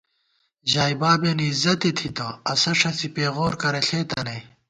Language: Gawar-Bati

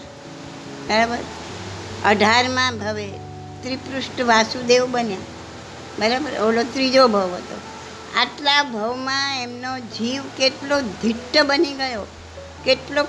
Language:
Gujarati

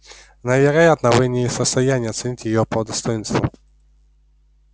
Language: Russian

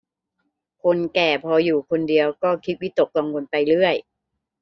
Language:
Thai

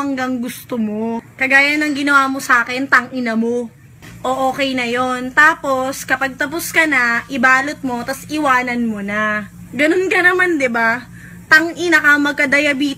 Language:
Filipino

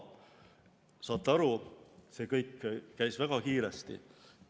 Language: Estonian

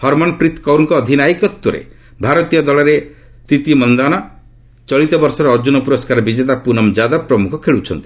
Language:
Odia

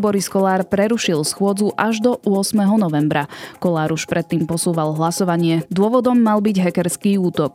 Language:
Slovak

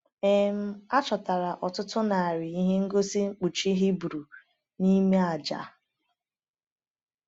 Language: Igbo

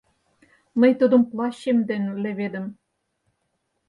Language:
Mari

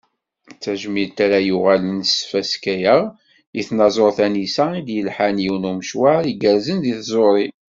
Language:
Kabyle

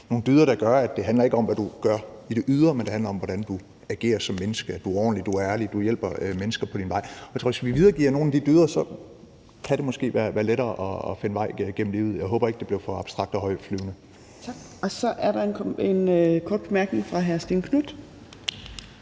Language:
Danish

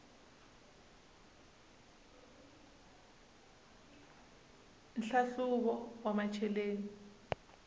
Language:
Tsonga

